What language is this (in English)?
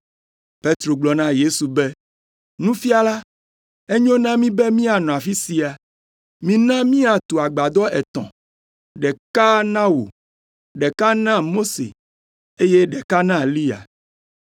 Ewe